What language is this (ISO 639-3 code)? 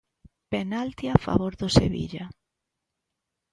glg